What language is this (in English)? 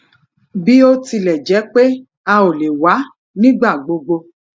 Yoruba